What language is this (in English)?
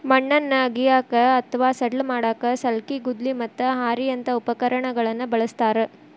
Kannada